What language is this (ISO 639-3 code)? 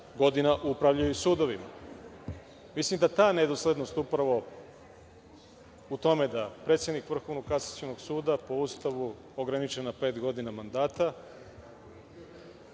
srp